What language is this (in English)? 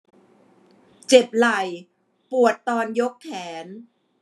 Thai